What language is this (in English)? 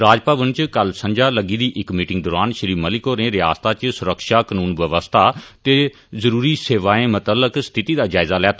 Dogri